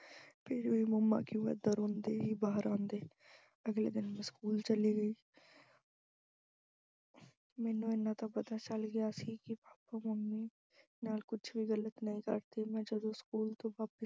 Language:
Punjabi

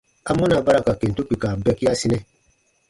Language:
Baatonum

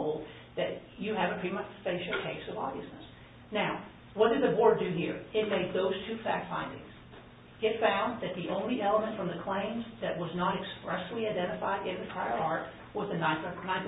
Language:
English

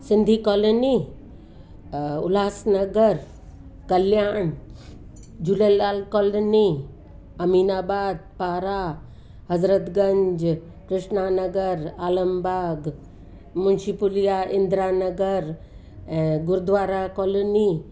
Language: Sindhi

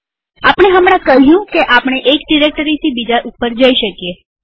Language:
Gujarati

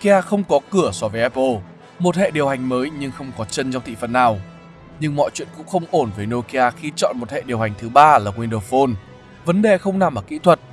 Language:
Vietnamese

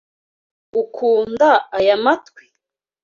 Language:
Kinyarwanda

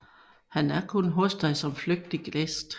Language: Danish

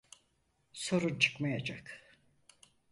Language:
Turkish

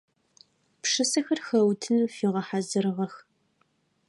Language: Adyghe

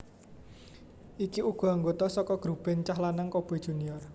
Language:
Javanese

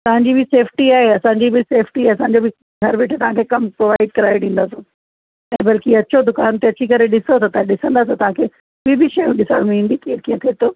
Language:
Sindhi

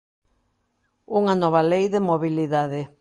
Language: Galician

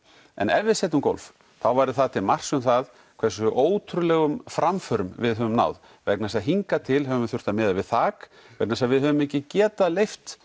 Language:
Icelandic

